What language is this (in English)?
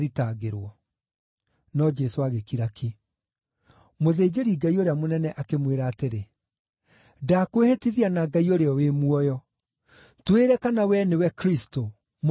Kikuyu